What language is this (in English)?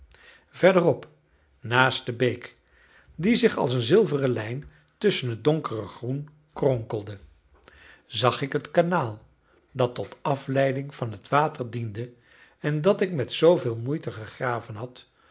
Dutch